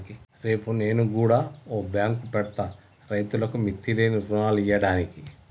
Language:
Telugu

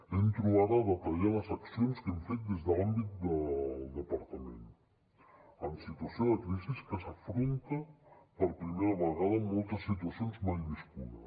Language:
Catalan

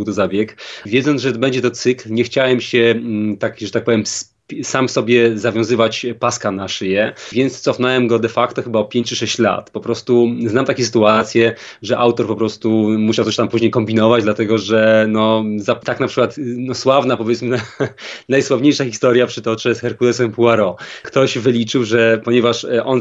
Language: Polish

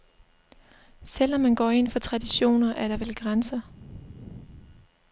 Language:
Danish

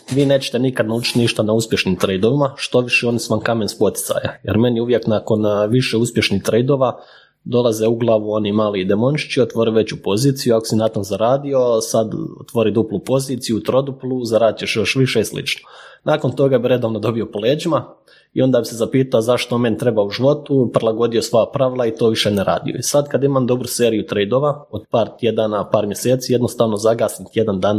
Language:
Croatian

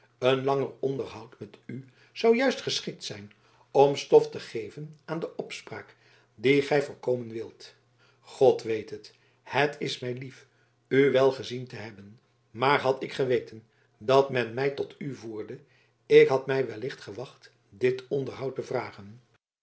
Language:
Dutch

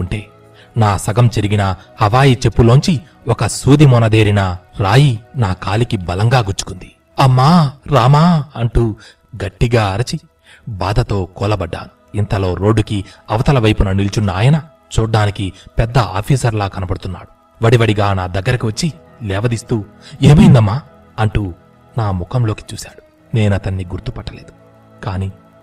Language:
Telugu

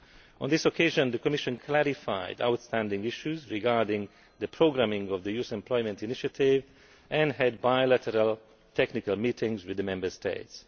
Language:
English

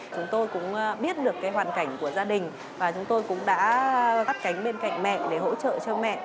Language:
Vietnamese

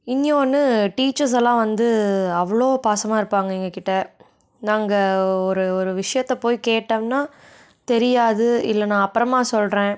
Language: Tamil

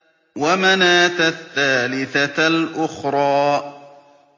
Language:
Arabic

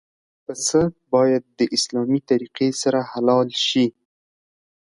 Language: Pashto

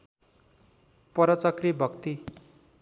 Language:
Nepali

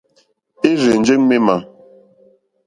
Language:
Mokpwe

